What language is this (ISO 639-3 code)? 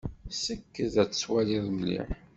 kab